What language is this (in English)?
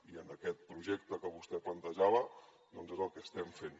Catalan